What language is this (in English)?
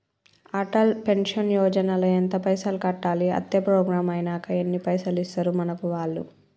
Telugu